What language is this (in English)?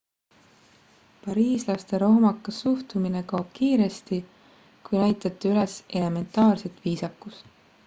Estonian